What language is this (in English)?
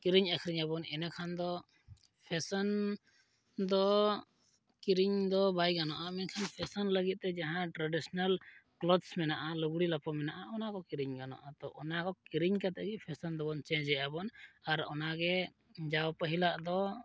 Santali